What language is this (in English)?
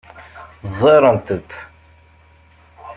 Kabyle